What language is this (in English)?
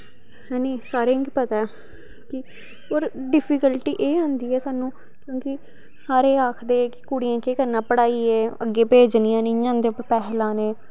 Dogri